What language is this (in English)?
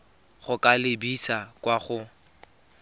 Tswana